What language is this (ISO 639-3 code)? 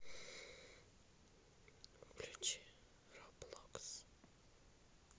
rus